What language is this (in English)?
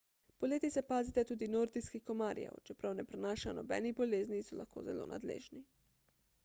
Slovenian